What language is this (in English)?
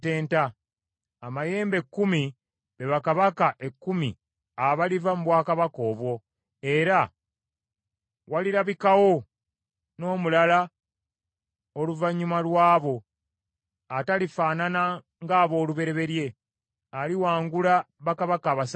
Ganda